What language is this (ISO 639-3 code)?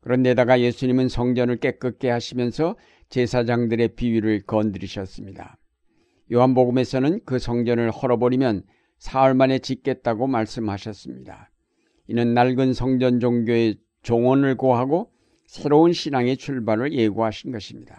kor